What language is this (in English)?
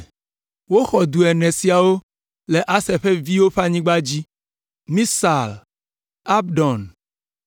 Ewe